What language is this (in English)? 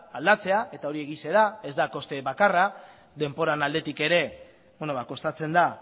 Basque